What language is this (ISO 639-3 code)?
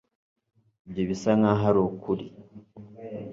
kin